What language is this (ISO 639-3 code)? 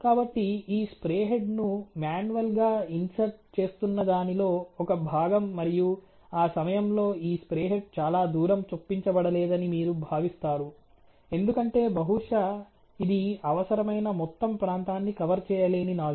tel